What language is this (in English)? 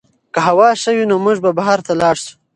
Pashto